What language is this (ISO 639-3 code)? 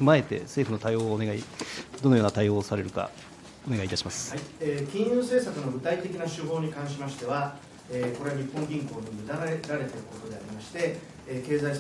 jpn